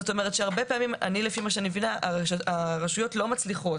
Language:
Hebrew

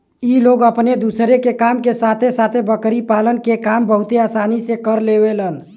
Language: Bhojpuri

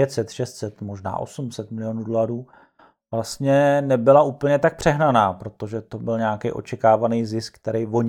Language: Czech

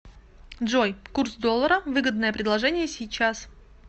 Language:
Russian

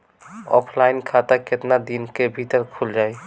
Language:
Bhojpuri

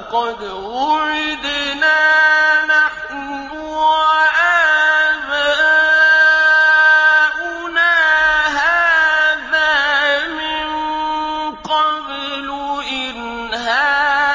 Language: Arabic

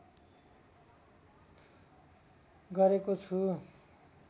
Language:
Nepali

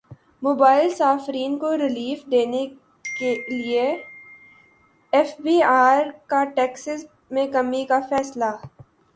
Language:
Urdu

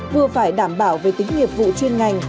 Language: Vietnamese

